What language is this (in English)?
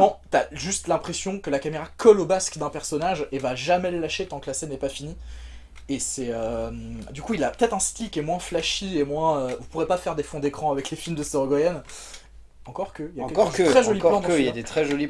French